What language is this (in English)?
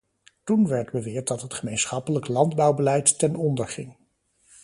Dutch